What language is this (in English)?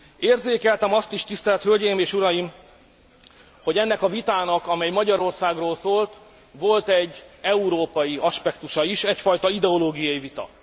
Hungarian